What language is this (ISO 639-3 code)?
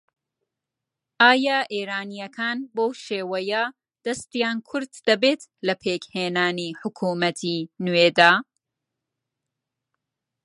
ckb